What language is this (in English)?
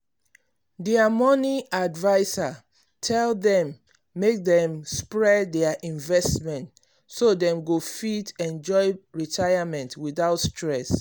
Nigerian Pidgin